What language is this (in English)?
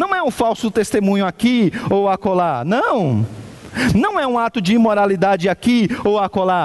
Portuguese